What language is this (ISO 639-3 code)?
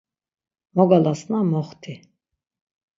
lzz